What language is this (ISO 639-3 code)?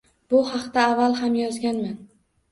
uzb